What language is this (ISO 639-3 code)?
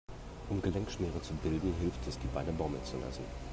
deu